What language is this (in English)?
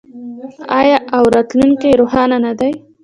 Pashto